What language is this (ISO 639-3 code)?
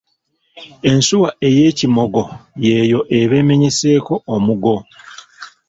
lug